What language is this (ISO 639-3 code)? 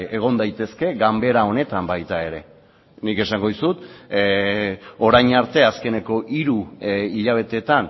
eus